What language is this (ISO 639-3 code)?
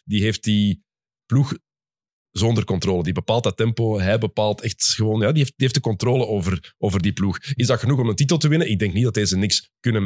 nld